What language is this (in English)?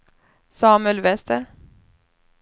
Swedish